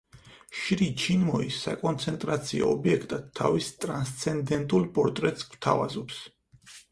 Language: Georgian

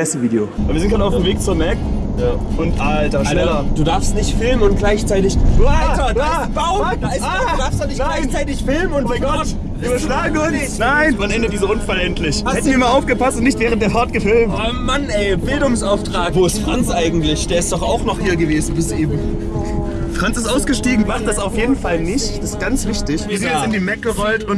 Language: German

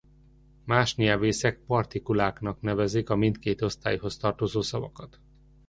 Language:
Hungarian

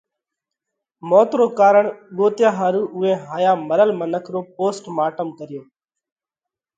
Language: Parkari Koli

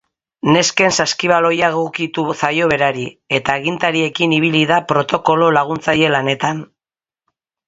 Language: Basque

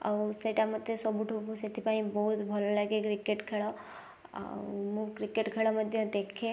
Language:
Odia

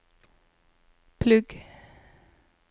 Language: Norwegian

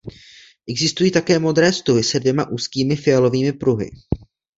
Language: Czech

